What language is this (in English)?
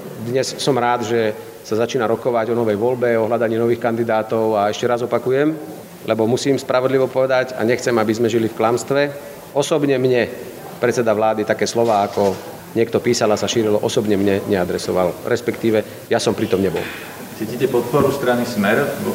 Slovak